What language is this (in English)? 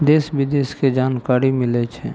Maithili